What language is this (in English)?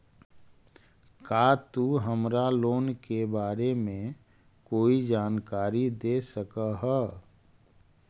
Magahi